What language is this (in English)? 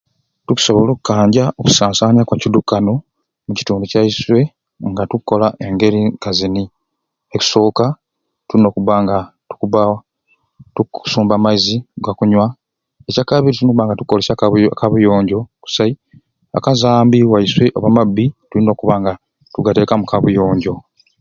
Ruuli